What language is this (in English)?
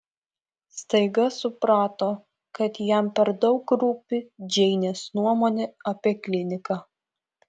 Lithuanian